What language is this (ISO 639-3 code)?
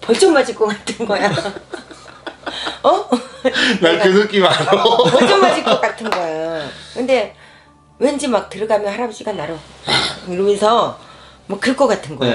kor